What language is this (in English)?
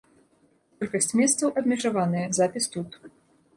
Belarusian